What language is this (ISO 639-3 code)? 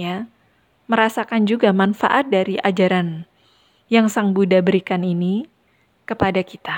ind